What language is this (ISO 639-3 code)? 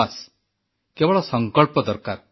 ori